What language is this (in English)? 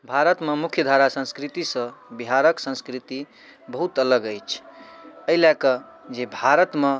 Maithili